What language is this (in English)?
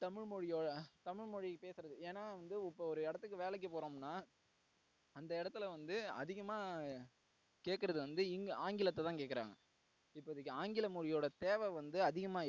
Tamil